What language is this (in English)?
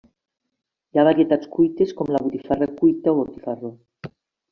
Catalan